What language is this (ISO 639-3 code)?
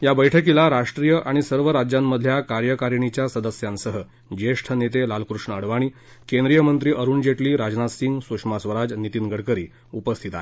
mar